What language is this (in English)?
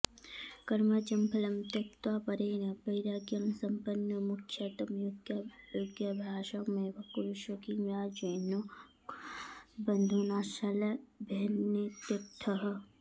Sanskrit